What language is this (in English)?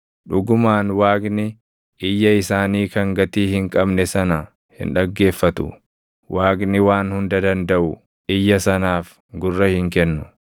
Oromo